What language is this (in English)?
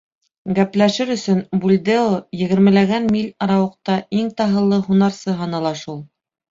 Bashkir